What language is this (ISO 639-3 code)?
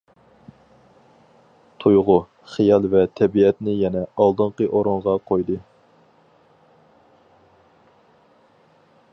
uig